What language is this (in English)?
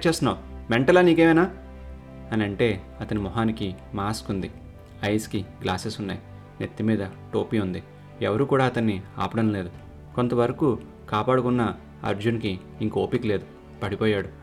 Telugu